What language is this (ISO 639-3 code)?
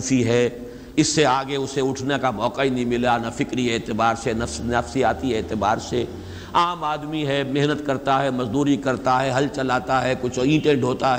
urd